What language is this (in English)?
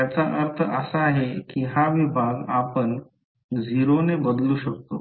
Marathi